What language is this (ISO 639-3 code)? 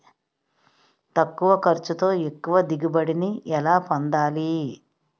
tel